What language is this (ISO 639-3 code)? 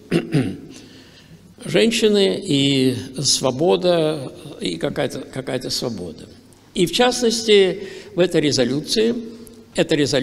rus